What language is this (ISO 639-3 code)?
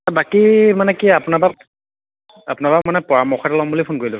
asm